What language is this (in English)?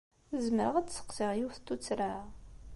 Kabyle